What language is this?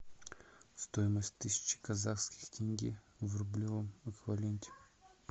Russian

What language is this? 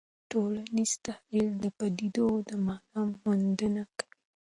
Pashto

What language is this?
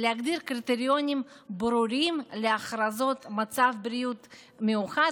Hebrew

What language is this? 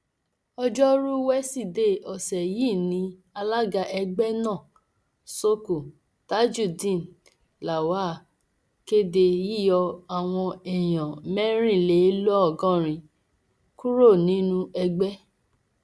Yoruba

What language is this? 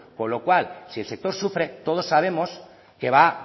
Spanish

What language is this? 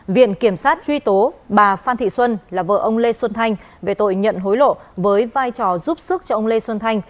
Vietnamese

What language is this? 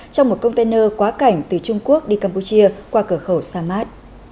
Vietnamese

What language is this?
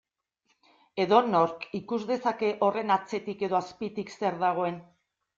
Basque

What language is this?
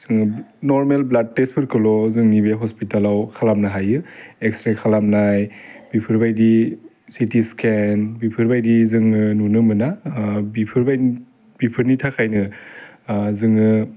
Bodo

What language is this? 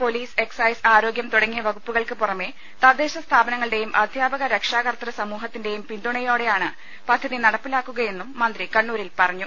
Malayalam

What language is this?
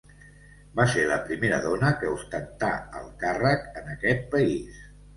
Catalan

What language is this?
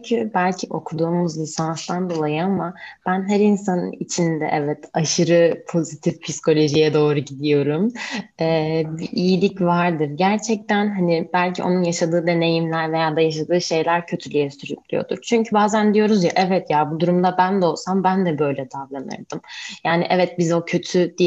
Turkish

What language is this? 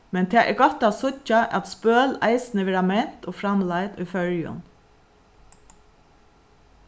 Faroese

